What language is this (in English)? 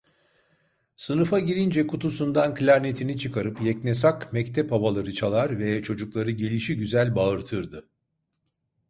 Turkish